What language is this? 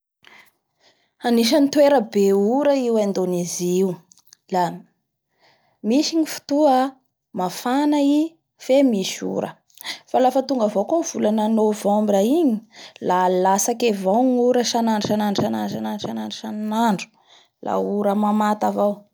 Bara Malagasy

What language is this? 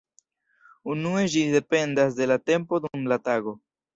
Esperanto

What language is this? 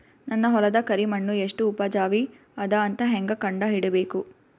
Kannada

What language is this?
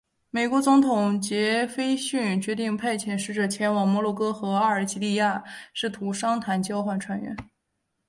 Chinese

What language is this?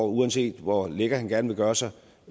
Danish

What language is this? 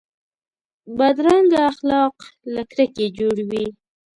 Pashto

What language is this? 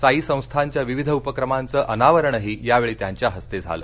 Marathi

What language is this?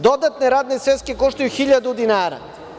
Serbian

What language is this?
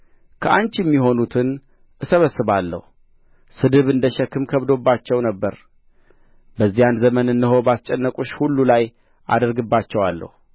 Amharic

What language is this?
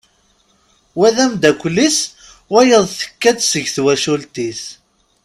Kabyle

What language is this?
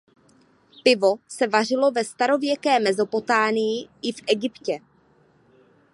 Czech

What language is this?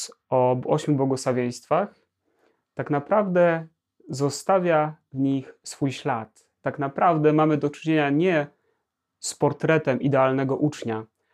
Polish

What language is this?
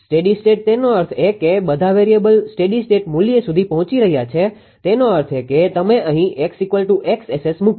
Gujarati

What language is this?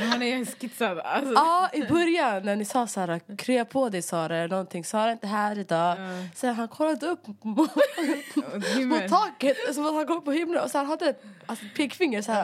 Swedish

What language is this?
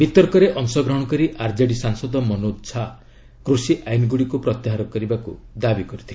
Odia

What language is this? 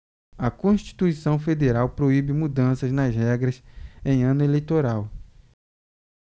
Portuguese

